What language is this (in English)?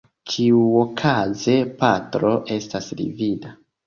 Esperanto